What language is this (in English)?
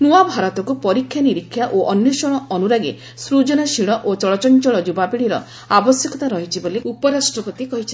Odia